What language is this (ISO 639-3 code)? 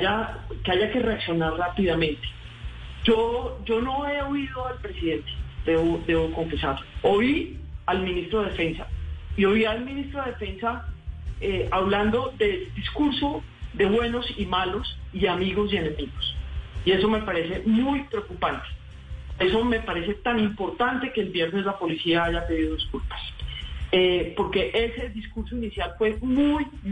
spa